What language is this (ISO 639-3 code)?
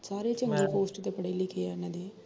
pan